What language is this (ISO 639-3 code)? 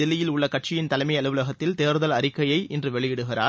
tam